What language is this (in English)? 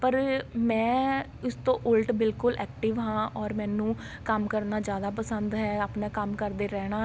Punjabi